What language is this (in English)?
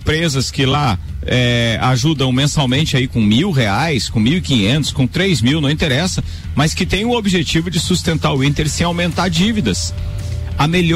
Portuguese